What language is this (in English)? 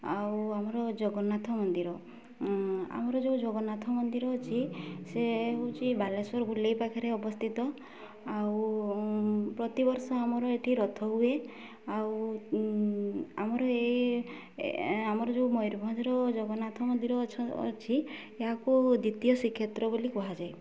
Odia